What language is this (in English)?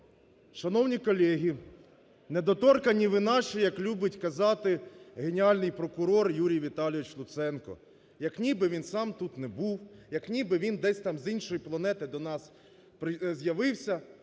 Ukrainian